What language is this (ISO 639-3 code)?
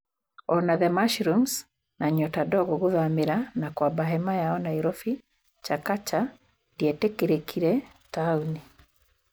kik